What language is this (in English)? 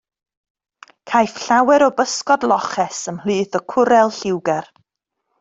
Welsh